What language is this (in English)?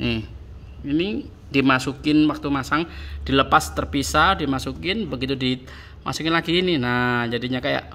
Indonesian